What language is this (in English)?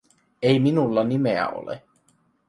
Finnish